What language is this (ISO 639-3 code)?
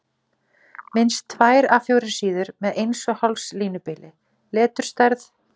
isl